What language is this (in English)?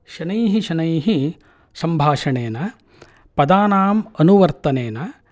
Sanskrit